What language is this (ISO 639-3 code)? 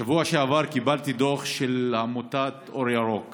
heb